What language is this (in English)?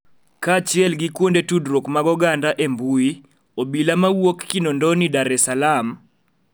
Luo (Kenya and Tanzania)